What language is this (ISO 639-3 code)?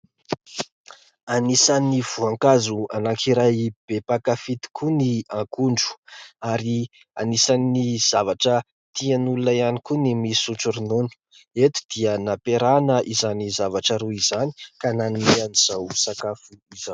mlg